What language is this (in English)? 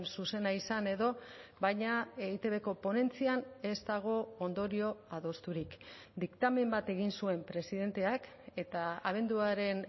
Basque